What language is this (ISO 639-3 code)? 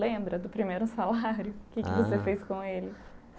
por